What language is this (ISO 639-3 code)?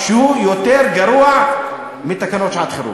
heb